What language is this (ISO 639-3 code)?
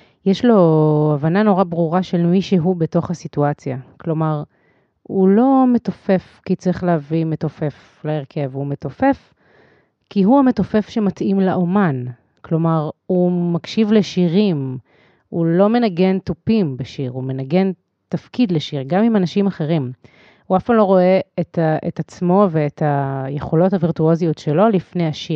heb